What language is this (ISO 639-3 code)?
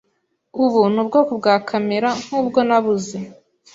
kin